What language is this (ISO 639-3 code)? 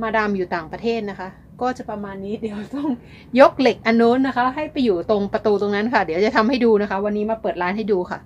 tha